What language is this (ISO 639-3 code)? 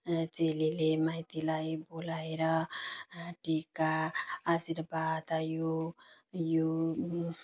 nep